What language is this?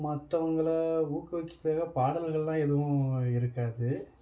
Tamil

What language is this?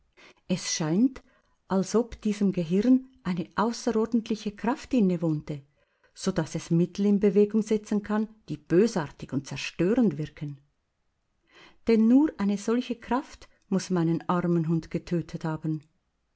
German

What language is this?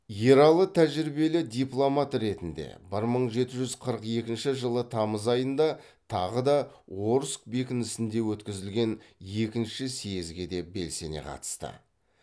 Kazakh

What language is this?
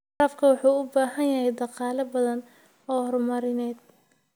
Somali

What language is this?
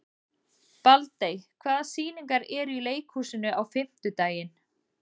Icelandic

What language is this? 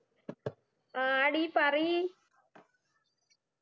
Malayalam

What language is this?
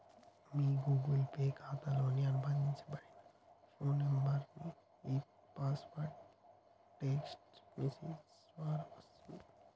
Telugu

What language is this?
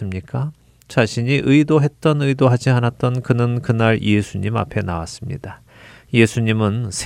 Korean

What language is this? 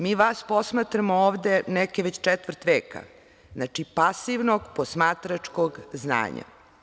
Serbian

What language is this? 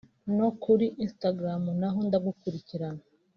Kinyarwanda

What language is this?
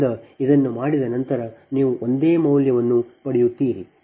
Kannada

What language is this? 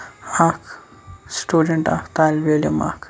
Kashmiri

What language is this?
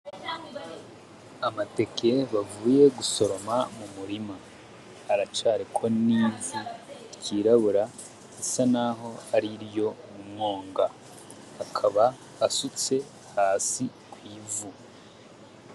Rundi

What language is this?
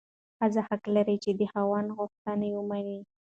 Pashto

